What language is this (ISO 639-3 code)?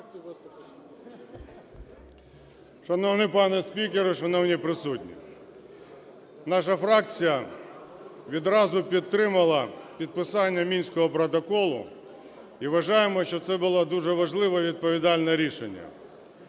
ukr